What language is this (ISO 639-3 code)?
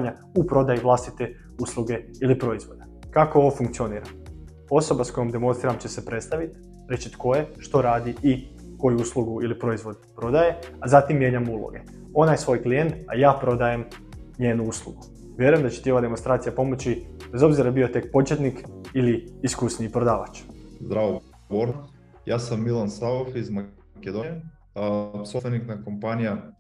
hrv